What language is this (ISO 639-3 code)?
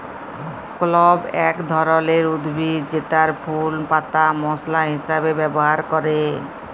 ben